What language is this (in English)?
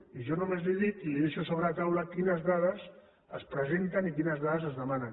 Catalan